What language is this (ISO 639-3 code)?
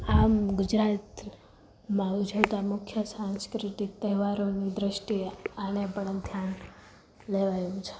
guj